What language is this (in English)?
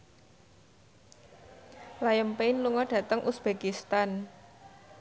Javanese